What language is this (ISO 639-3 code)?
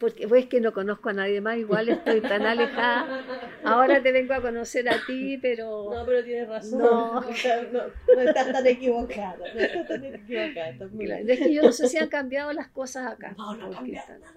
spa